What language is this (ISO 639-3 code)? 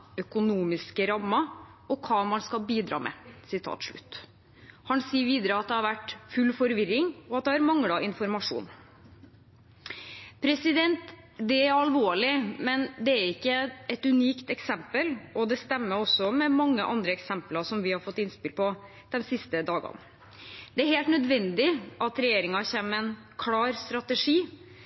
nob